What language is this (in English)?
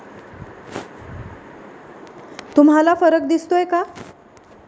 Marathi